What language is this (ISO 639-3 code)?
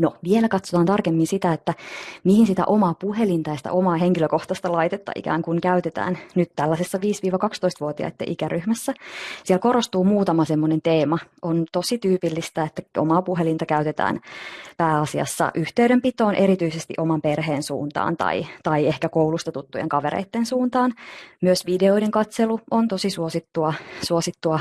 fin